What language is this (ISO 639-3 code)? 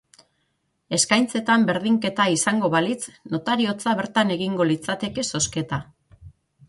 eus